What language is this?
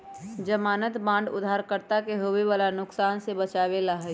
Magahi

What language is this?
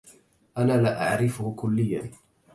Arabic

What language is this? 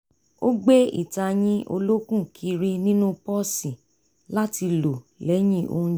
Yoruba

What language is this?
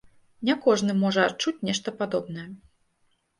Belarusian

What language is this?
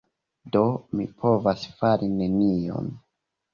Esperanto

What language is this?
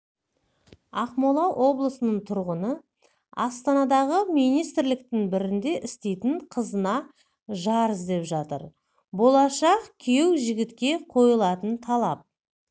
Kazakh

